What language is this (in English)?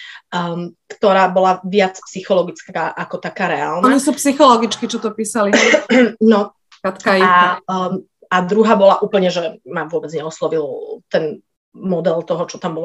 Slovak